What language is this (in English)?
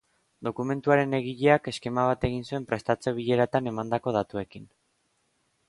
Basque